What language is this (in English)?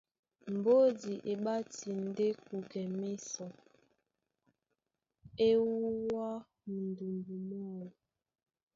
Duala